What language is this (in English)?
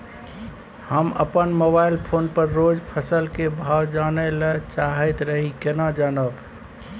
Maithili